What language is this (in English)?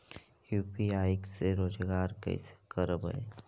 Magahi